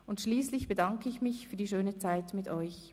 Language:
Swiss German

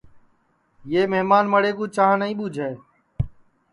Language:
Sansi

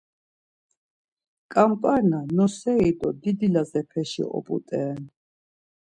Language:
Laz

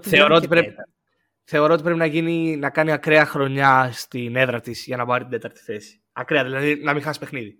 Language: Greek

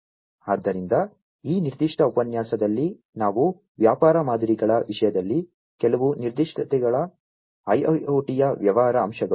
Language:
Kannada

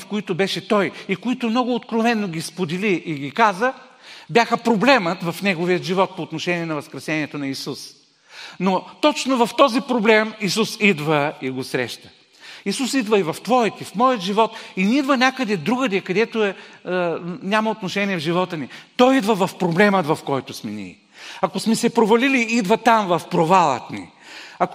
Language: Bulgarian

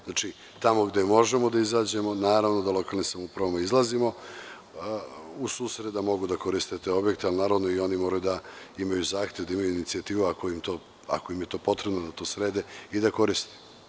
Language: Serbian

